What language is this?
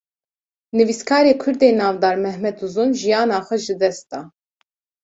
Kurdish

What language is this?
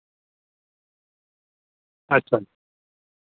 Dogri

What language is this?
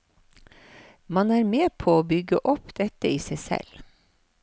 Norwegian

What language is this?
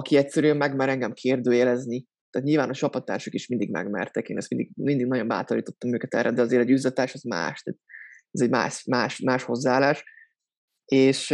Hungarian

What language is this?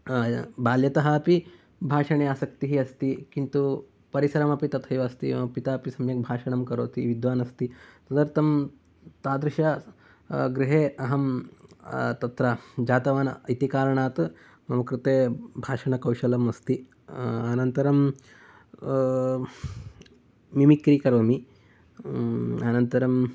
Sanskrit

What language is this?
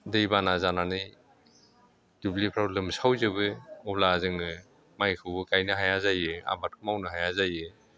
Bodo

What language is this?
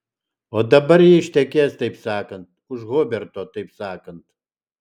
Lithuanian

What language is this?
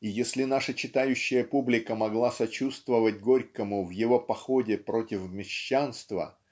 Russian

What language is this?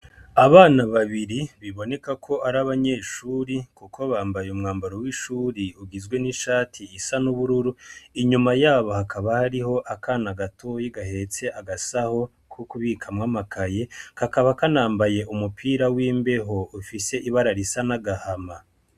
Rundi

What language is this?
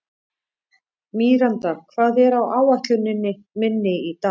Icelandic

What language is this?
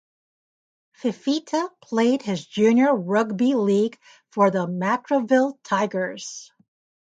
English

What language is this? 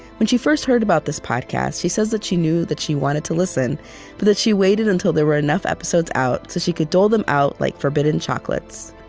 English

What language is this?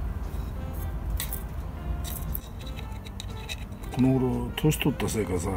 Japanese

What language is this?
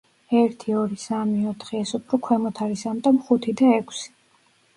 Georgian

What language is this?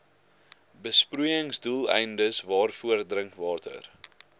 Afrikaans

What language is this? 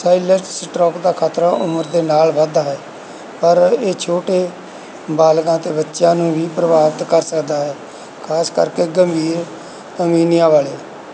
Punjabi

